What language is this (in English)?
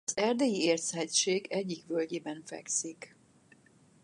Hungarian